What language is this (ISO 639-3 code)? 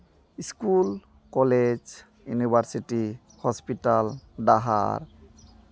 sat